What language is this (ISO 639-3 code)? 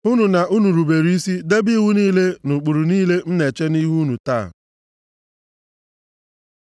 ibo